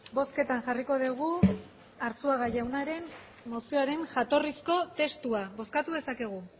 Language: Basque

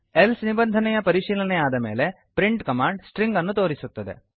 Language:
Kannada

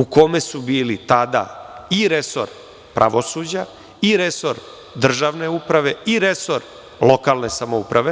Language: Serbian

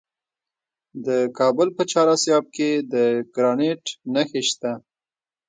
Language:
Pashto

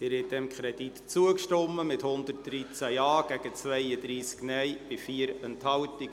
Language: Swiss German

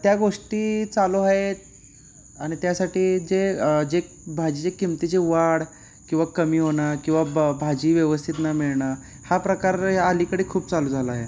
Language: Marathi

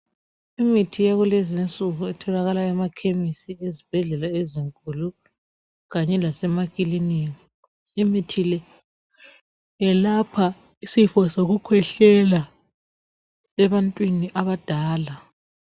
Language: North Ndebele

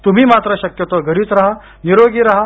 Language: Marathi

